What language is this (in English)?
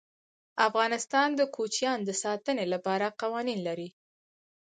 Pashto